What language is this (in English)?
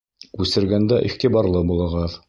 Bashkir